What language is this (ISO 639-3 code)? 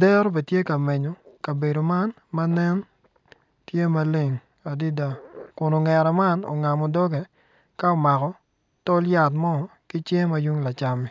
ach